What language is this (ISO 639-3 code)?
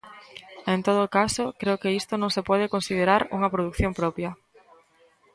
glg